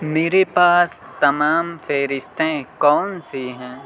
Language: Urdu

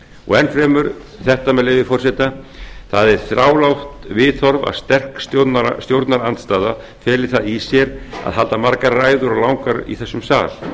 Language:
Icelandic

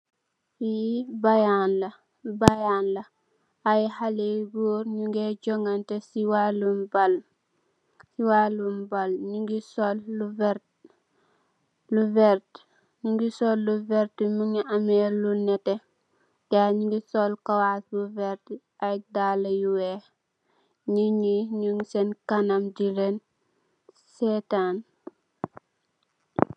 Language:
Wolof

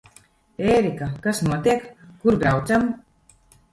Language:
Latvian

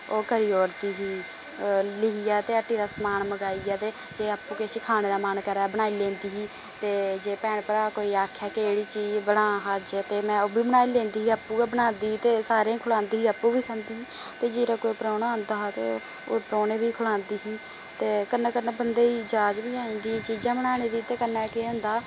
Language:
Dogri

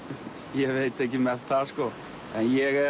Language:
Icelandic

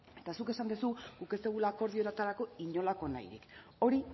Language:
Basque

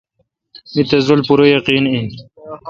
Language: Kalkoti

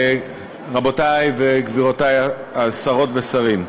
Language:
Hebrew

